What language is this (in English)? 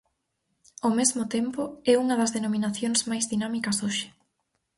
Galician